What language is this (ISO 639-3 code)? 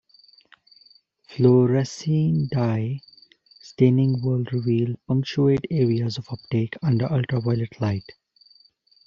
eng